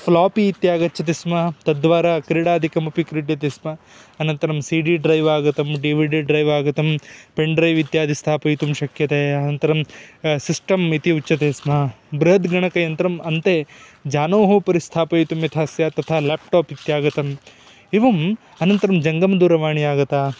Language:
Sanskrit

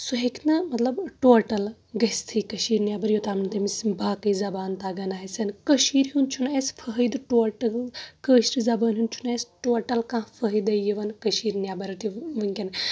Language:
Kashmiri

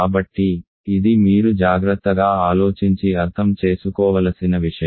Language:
Telugu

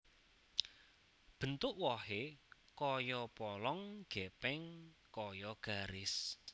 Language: Javanese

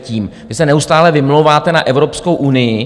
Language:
Czech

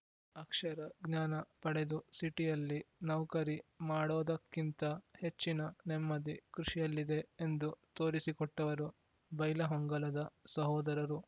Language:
Kannada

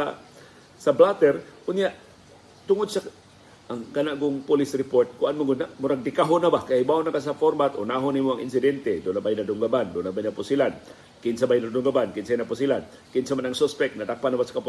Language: Filipino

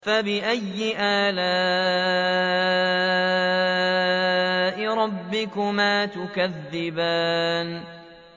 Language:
Arabic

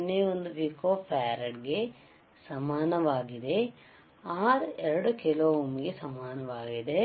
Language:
Kannada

